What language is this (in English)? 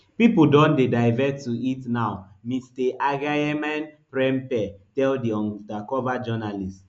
Nigerian Pidgin